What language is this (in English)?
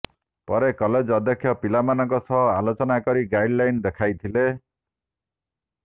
Odia